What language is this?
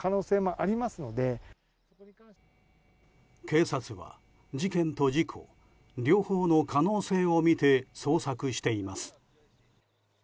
Japanese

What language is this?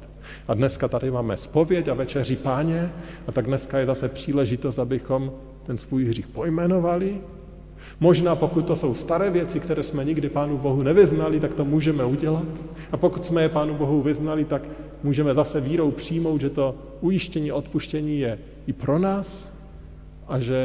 Czech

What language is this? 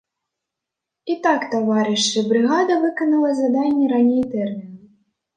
Belarusian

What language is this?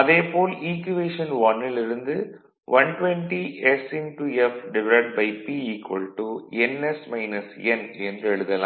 Tamil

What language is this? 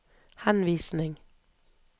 Norwegian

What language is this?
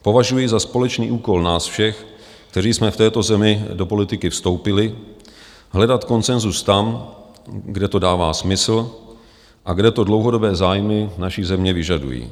Czech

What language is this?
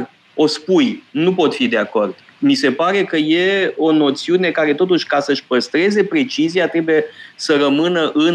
Romanian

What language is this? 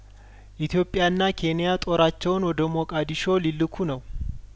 Amharic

